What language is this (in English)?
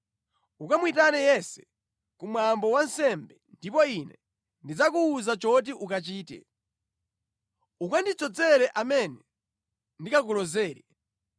Nyanja